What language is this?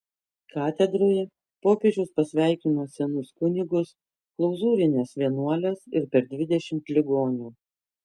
Lithuanian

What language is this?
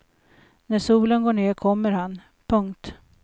Swedish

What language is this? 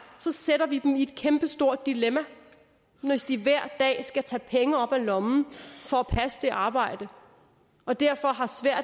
Danish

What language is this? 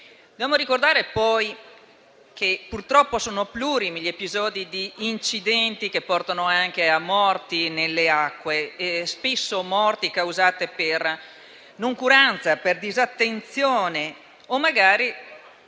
Italian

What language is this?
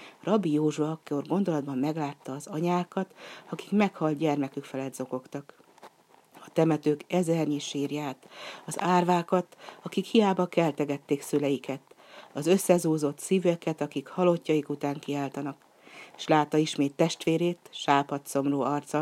Hungarian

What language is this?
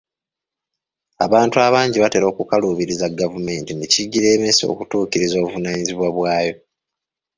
Ganda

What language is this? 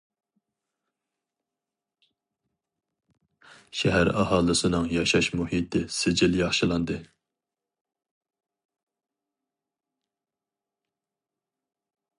Uyghur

